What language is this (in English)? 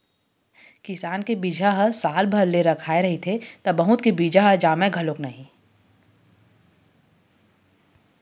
Chhattisgarhi